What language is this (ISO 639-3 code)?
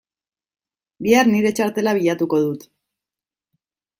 eus